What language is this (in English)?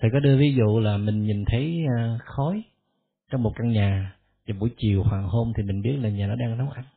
Vietnamese